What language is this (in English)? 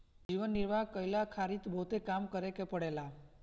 Bhojpuri